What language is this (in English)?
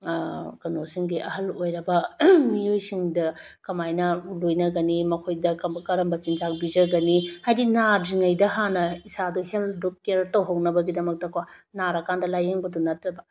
Manipuri